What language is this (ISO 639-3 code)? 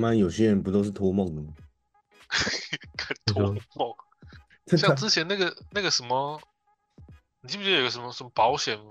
zho